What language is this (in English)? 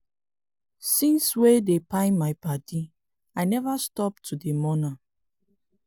Nigerian Pidgin